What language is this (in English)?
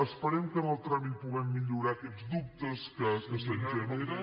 Catalan